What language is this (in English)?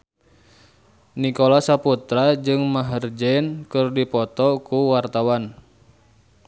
Sundanese